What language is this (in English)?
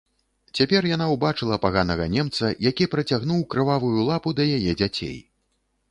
Belarusian